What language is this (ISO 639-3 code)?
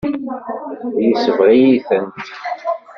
kab